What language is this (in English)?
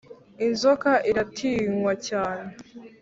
Kinyarwanda